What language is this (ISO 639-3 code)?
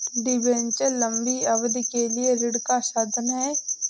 hin